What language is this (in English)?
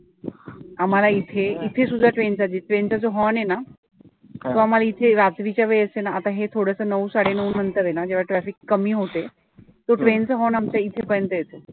Marathi